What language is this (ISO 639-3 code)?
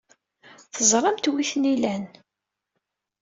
kab